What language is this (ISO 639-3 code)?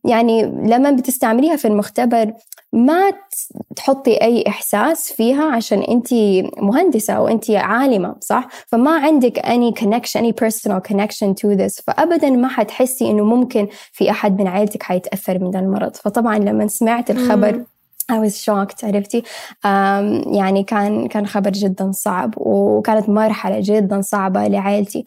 ara